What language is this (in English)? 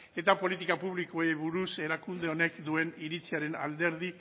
Basque